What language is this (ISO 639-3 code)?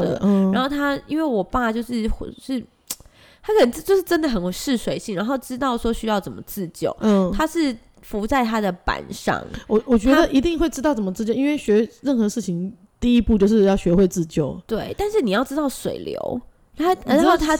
zho